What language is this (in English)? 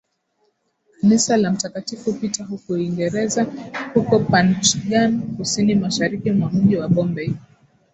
Swahili